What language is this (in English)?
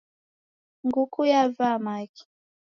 Taita